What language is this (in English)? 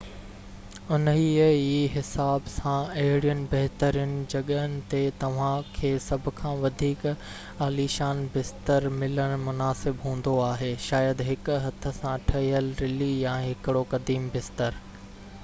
Sindhi